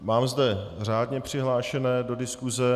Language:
Czech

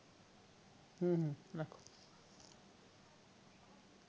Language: Bangla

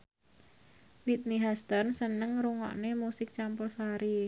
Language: Javanese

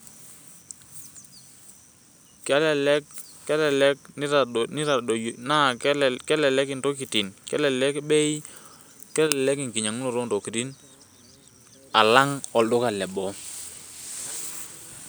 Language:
Masai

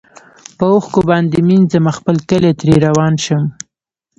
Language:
Pashto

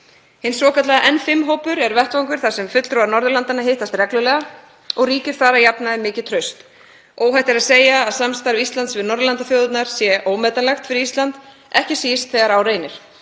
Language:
Icelandic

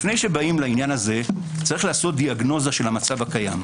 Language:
Hebrew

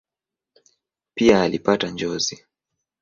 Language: Swahili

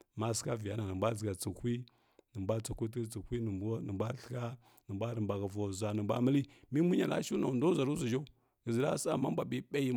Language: Kirya-Konzəl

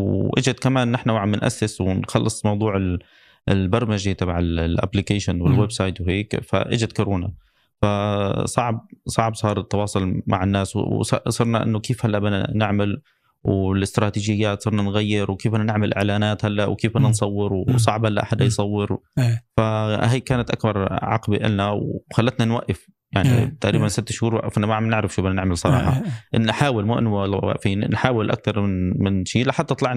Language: Arabic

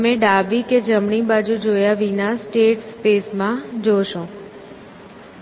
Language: Gujarati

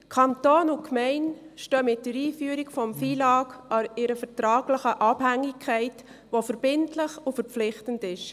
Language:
Swiss German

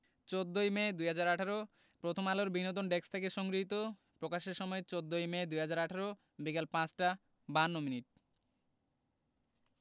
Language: Bangla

